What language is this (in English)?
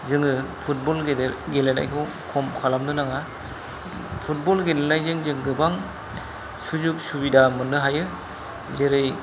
Bodo